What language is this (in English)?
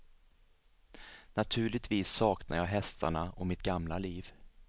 Swedish